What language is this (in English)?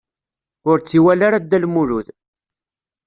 Kabyle